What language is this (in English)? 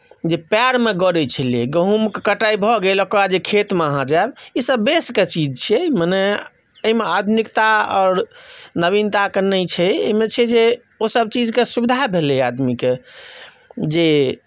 Maithili